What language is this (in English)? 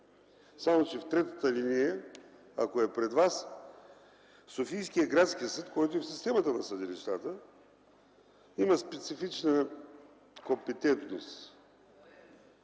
Bulgarian